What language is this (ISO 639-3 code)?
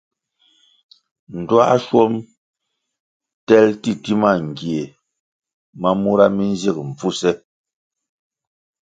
nmg